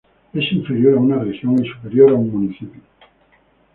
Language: Spanish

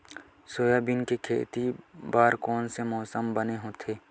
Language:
Chhattisgarhi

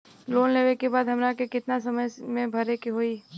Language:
Bhojpuri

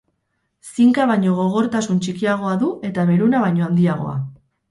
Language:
Basque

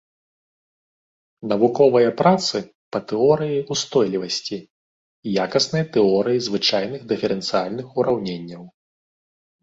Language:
Belarusian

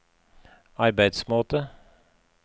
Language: Norwegian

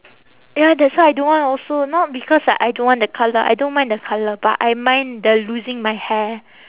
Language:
English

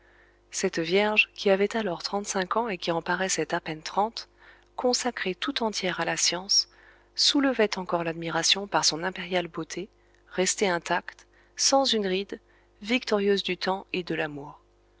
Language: French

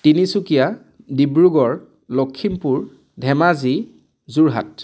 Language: Assamese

